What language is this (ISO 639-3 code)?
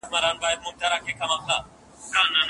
pus